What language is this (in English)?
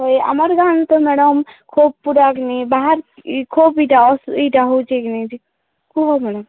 Odia